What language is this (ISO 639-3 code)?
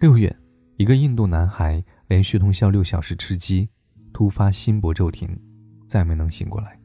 zho